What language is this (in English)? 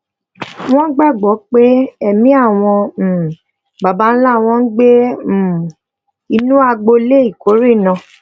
Yoruba